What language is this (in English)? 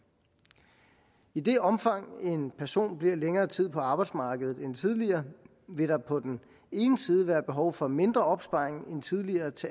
Danish